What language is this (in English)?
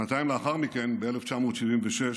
Hebrew